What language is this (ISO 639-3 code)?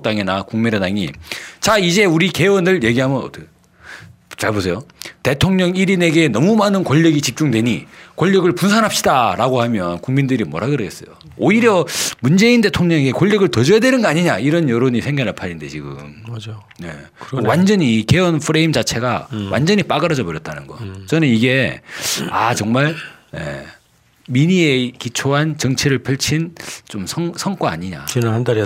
kor